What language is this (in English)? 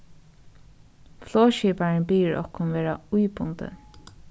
Faroese